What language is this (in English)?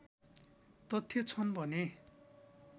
Nepali